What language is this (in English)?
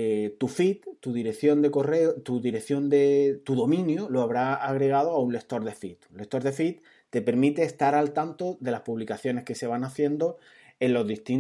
Spanish